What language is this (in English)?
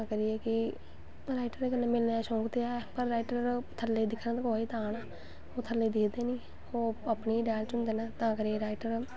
Dogri